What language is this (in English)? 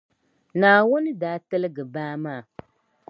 Dagbani